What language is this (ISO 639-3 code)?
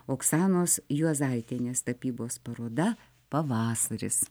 lit